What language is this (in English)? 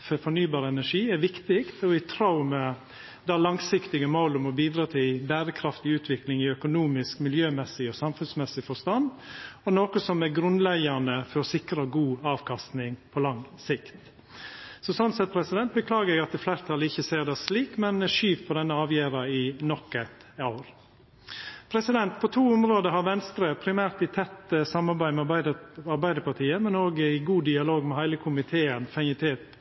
Norwegian Nynorsk